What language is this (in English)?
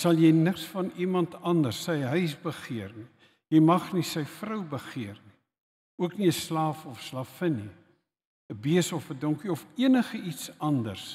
Dutch